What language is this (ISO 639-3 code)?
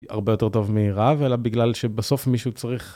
heb